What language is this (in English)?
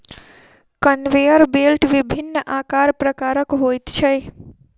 Maithili